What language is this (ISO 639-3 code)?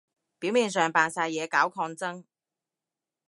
yue